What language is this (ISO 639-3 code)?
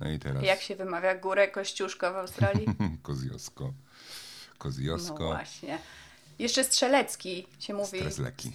pol